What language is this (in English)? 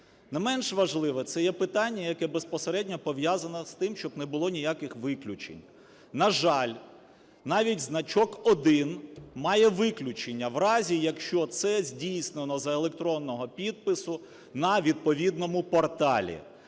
Ukrainian